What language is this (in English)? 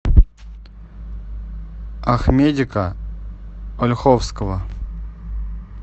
Russian